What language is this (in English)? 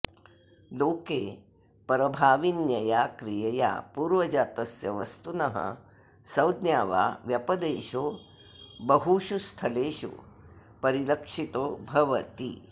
Sanskrit